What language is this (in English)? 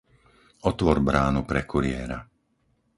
Slovak